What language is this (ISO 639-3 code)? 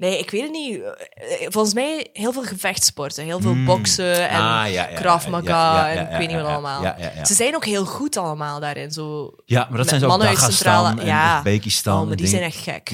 nld